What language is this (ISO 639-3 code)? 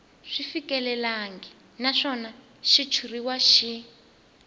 tso